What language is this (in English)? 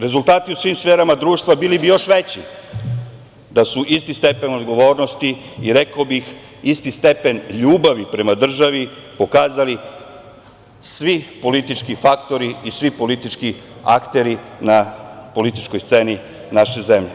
Serbian